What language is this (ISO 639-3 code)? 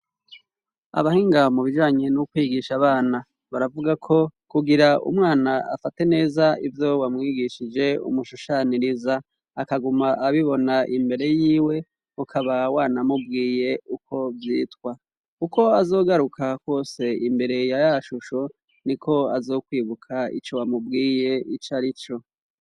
run